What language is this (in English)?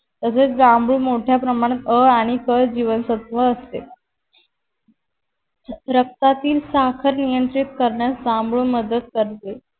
Marathi